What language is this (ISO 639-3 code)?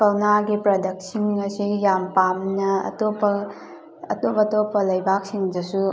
mni